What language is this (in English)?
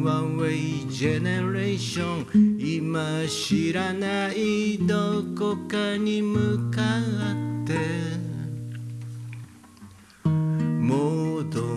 Japanese